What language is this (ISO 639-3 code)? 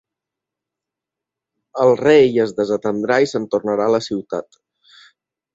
cat